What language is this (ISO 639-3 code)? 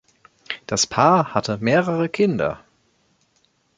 deu